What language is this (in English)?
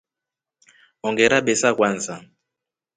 Rombo